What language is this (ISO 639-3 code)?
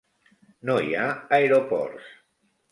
cat